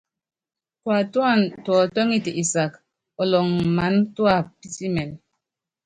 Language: Yangben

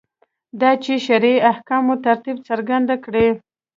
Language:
Pashto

